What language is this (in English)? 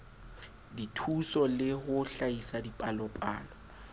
Southern Sotho